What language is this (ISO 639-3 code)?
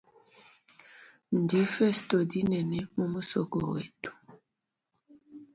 lua